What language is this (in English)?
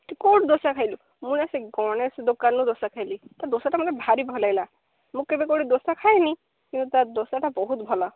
Odia